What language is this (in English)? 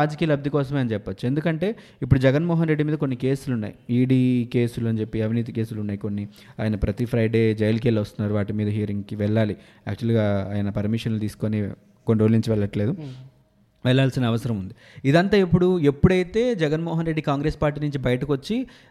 Telugu